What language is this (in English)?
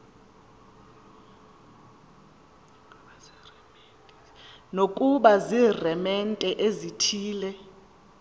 Xhosa